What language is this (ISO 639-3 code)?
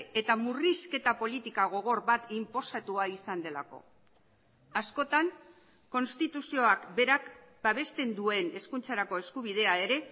eus